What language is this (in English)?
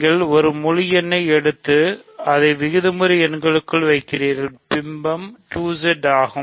Tamil